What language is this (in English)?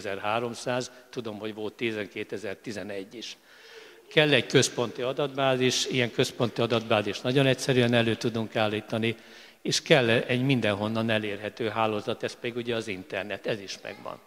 Hungarian